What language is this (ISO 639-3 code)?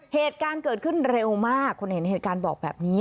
tha